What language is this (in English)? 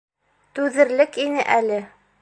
Bashkir